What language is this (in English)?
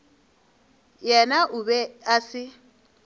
Northern Sotho